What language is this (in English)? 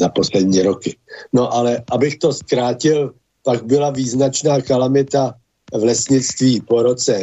Czech